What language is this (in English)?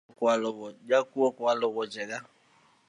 Luo (Kenya and Tanzania)